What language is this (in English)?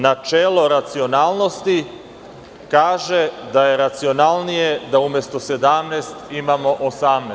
Serbian